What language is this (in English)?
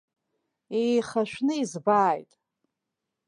Abkhazian